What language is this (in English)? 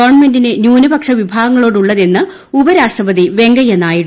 Malayalam